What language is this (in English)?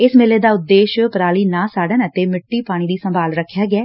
Punjabi